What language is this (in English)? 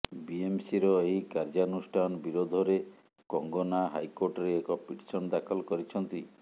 Odia